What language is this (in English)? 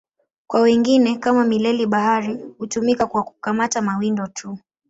Swahili